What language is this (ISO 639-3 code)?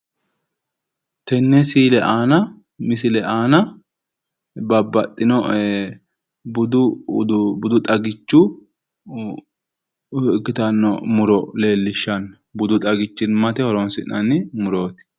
sid